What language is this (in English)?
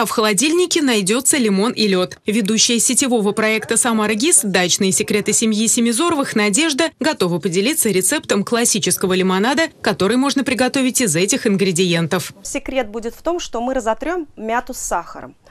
Russian